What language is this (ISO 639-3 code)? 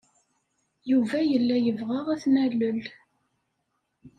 kab